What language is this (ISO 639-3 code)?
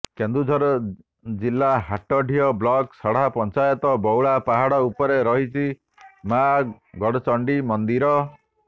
ori